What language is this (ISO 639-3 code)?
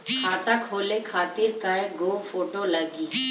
bho